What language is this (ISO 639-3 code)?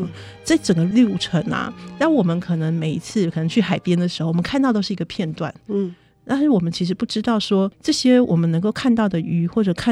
zho